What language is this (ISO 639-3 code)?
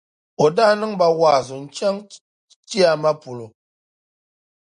dag